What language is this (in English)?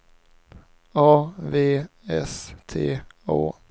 Swedish